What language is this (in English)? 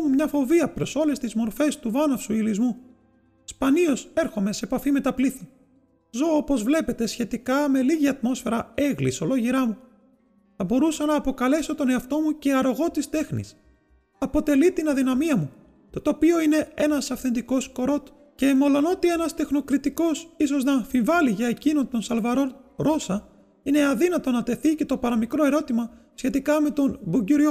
Greek